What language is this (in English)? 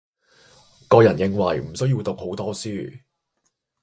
Cantonese